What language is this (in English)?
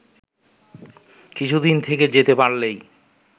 Bangla